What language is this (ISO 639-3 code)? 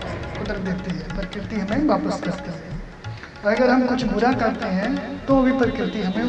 hin